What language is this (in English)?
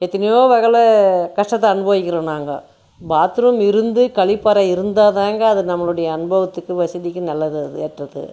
Tamil